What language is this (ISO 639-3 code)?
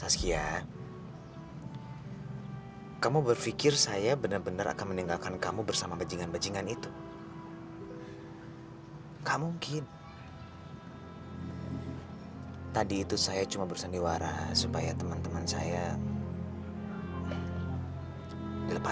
ind